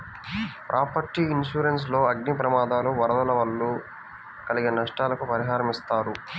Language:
Telugu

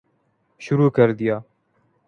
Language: Urdu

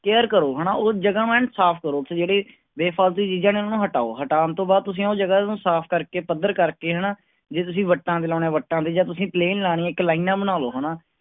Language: Punjabi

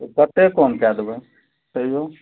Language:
Maithili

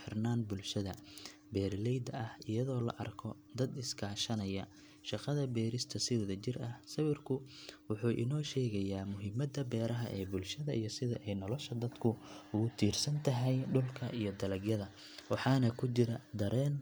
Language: Somali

